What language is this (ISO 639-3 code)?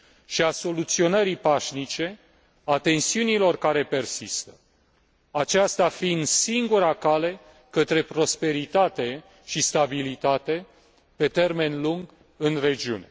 ron